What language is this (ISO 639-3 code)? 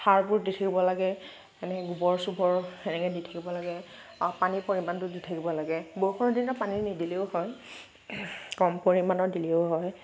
asm